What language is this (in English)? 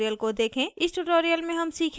Hindi